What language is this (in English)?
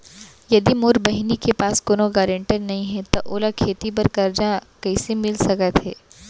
Chhattisgarhi